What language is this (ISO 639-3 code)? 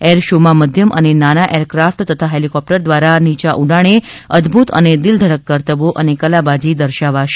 guj